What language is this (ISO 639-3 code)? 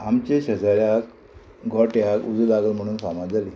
kok